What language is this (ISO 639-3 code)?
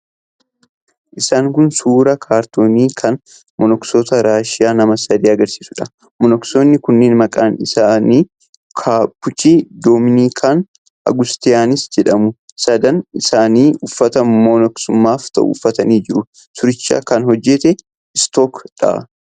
orm